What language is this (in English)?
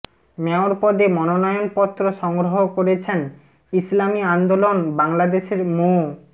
Bangla